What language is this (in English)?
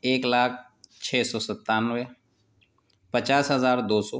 Urdu